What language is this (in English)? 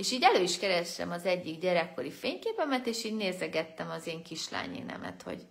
Hungarian